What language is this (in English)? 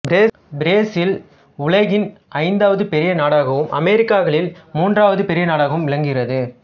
Tamil